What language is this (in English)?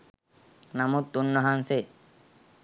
Sinhala